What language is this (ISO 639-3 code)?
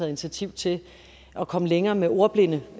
dan